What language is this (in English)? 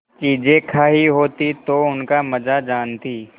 Hindi